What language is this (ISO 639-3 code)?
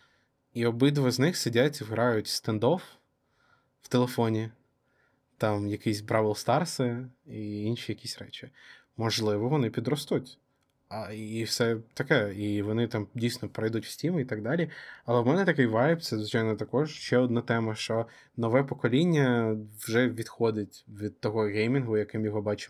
ukr